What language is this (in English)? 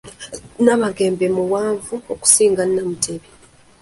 Ganda